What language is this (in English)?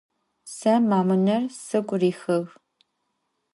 Adyghe